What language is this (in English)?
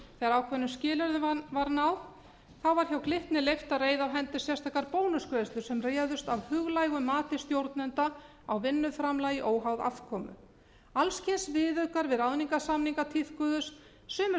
Icelandic